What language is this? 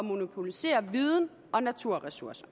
Danish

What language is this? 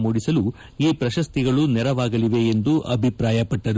Kannada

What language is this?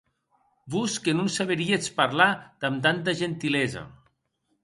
Occitan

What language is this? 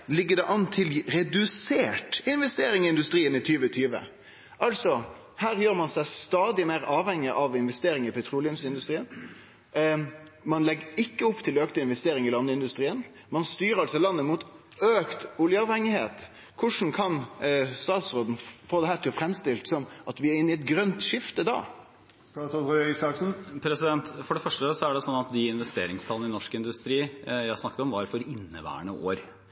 Norwegian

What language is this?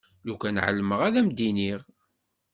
Kabyle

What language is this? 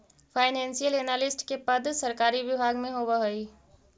Magahi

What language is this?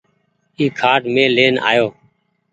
Goaria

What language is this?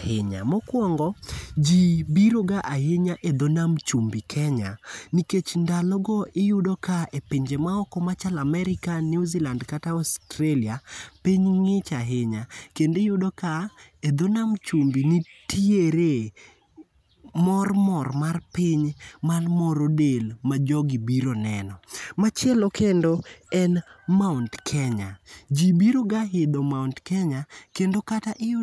Luo (Kenya and Tanzania)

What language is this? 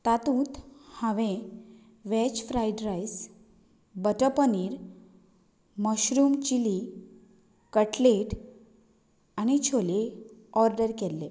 Konkani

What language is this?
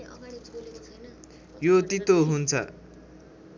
Nepali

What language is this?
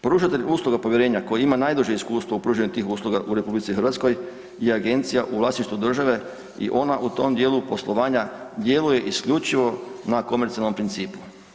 Croatian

